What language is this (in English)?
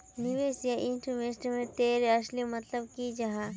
Magahi